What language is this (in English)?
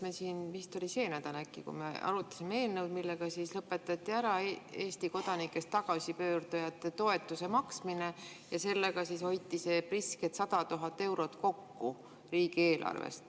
Estonian